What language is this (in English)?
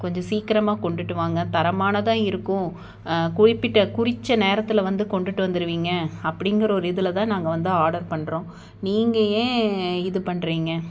Tamil